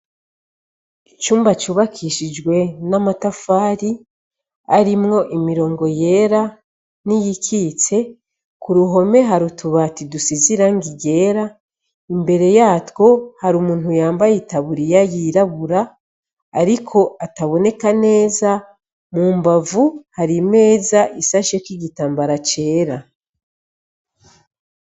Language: Rundi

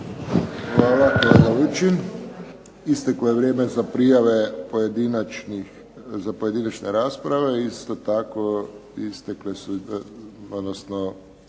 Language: Croatian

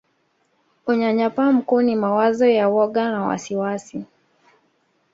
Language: Swahili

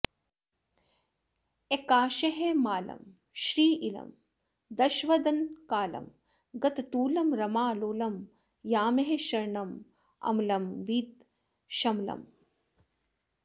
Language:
Sanskrit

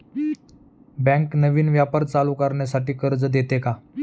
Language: Marathi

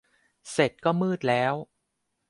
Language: Thai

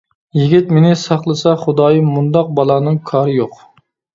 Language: Uyghur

